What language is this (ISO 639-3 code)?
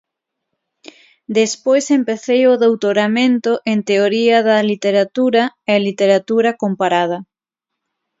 glg